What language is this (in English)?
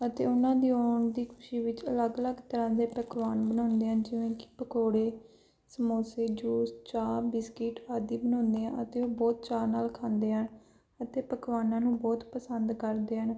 Punjabi